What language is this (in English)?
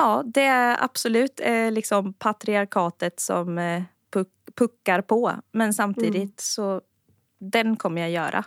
Swedish